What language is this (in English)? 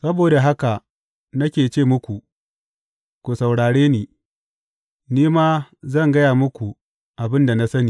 Hausa